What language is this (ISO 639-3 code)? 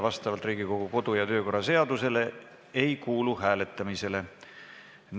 est